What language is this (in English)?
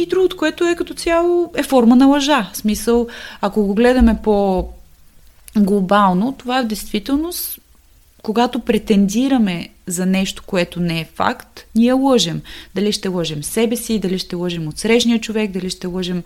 Bulgarian